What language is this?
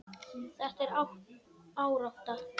Icelandic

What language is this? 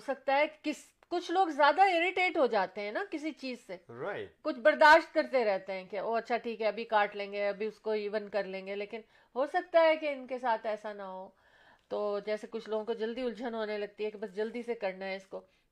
Urdu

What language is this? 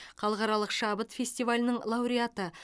Kazakh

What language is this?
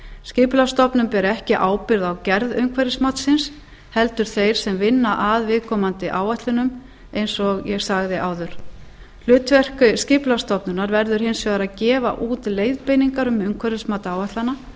Icelandic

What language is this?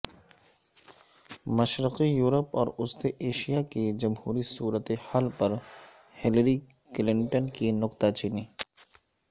Urdu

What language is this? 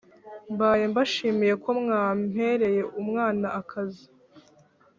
Kinyarwanda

